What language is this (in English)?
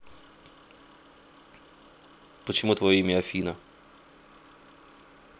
Russian